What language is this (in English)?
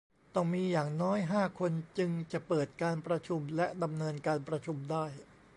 Thai